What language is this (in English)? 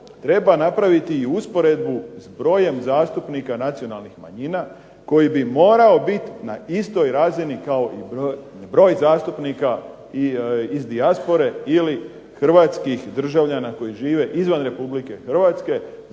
Croatian